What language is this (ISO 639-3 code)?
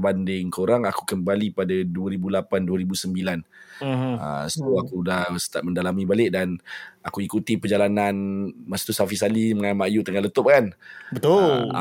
msa